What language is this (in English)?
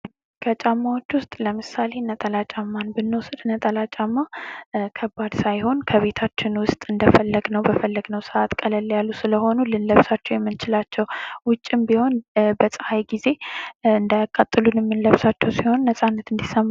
Amharic